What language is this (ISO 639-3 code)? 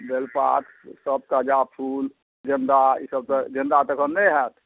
mai